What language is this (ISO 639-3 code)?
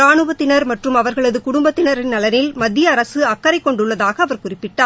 tam